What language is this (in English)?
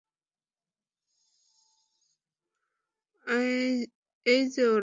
Bangla